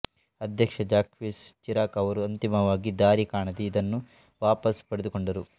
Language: Kannada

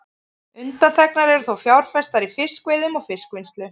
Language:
Icelandic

